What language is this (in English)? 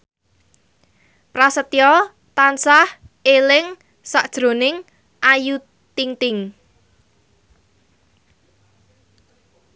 Javanese